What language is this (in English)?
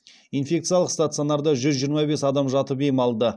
Kazakh